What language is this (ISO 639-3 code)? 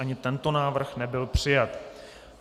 ces